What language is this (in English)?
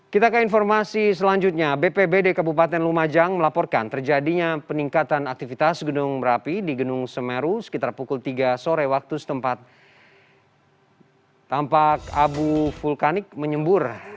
Indonesian